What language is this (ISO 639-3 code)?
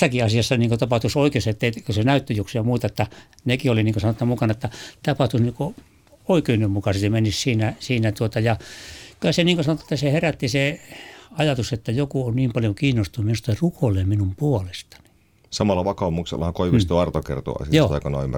fin